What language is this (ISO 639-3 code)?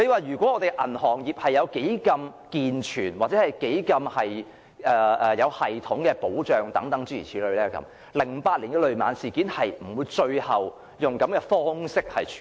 yue